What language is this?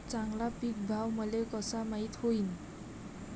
Marathi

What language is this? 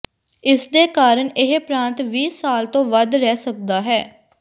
Punjabi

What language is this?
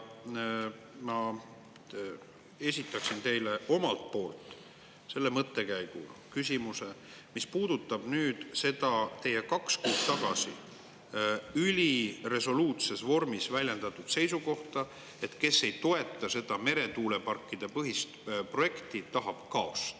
Estonian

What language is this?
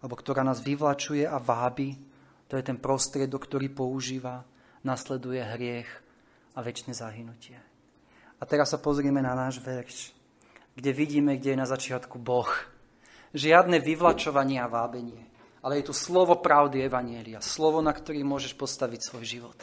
Slovak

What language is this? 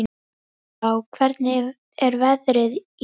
Icelandic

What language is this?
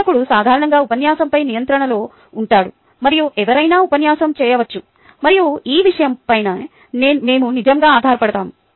Telugu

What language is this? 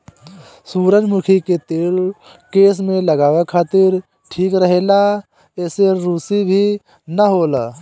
Bhojpuri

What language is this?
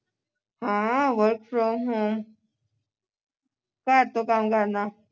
Punjabi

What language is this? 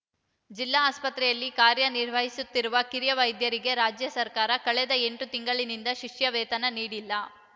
Kannada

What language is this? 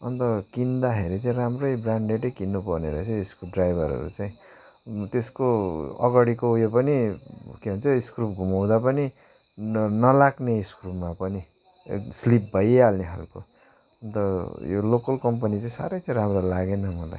Nepali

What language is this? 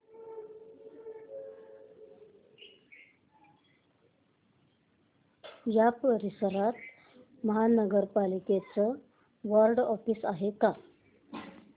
Marathi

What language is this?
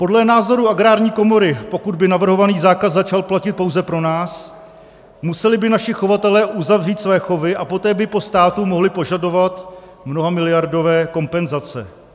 Czech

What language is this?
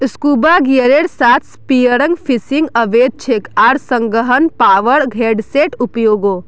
Magahi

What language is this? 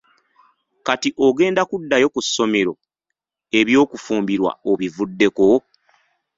Ganda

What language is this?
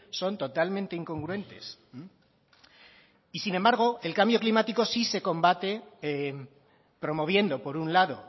Spanish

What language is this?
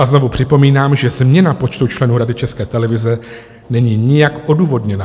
Czech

